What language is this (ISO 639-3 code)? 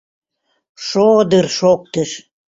chm